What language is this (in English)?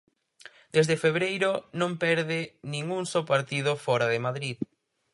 Galician